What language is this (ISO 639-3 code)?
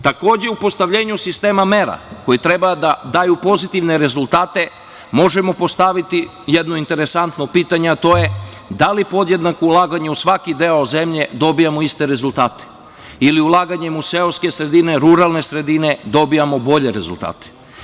srp